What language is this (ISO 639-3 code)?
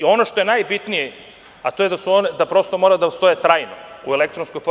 srp